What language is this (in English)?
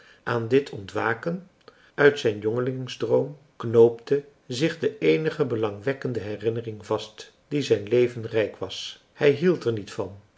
Dutch